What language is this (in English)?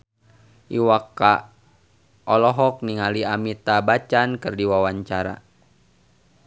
Sundanese